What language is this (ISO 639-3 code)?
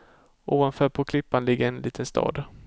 swe